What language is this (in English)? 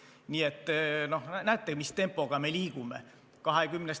Estonian